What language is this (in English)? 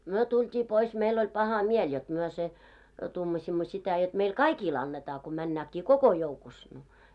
Finnish